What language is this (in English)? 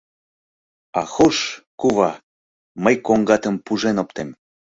Mari